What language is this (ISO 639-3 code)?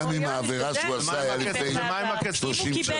heb